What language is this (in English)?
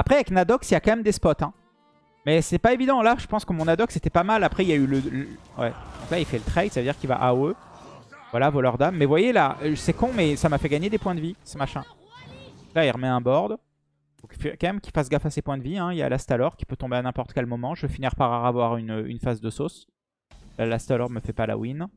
French